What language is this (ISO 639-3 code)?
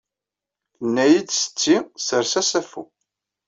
kab